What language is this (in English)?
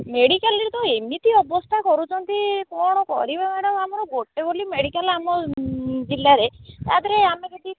Odia